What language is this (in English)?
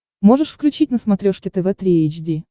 Russian